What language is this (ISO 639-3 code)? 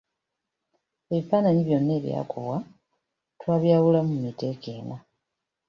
lug